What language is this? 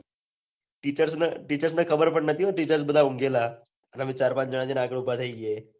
Gujarati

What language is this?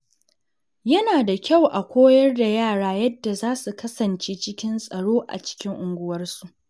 Hausa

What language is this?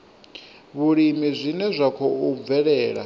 Venda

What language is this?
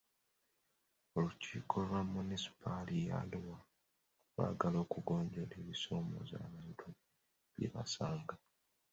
Ganda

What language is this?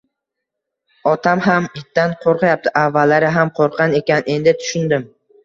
Uzbek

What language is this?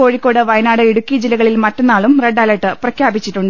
Malayalam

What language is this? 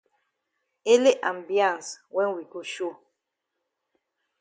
Cameroon Pidgin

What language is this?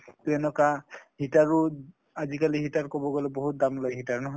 Assamese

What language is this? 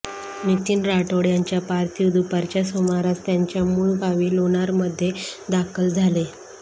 Marathi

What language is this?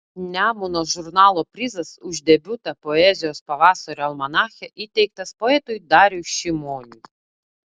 Lithuanian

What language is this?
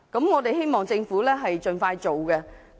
Cantonese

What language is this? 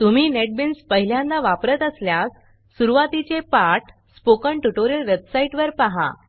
Marathi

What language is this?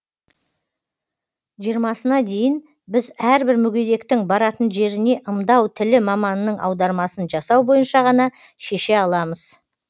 Kazakh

